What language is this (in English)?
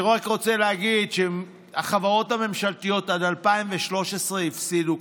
Hebrew